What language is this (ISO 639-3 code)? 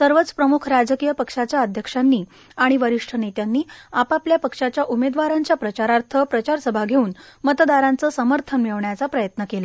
mar